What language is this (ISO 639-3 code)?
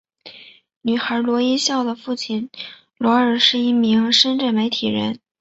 zho